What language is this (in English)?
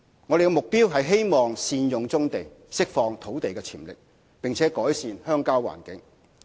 Cantonese